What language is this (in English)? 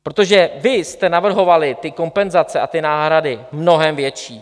Czech